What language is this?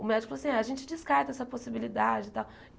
Portuguese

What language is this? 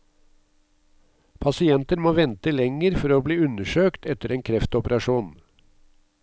Norwegian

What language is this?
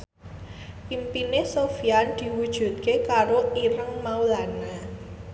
Javanese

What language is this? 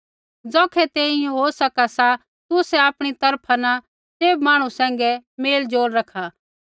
Kullu Pahari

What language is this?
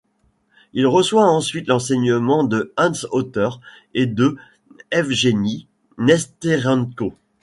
French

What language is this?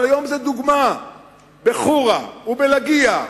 Hebrew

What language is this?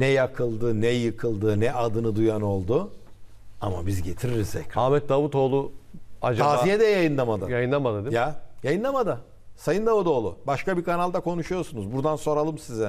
Turkish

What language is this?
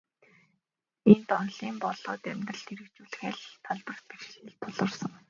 Mongolian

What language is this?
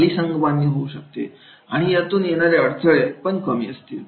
Marathi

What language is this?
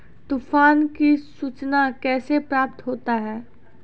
Maithili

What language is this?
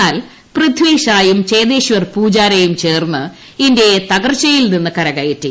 Malayalam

